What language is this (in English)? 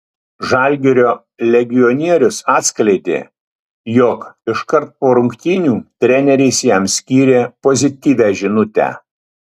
Lithuanian